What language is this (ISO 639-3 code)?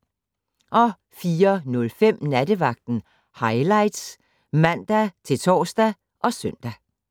dan